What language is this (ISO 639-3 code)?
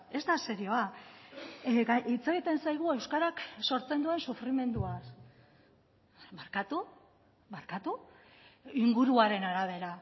eus